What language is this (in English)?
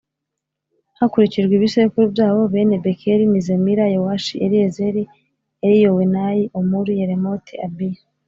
Kinyarwanda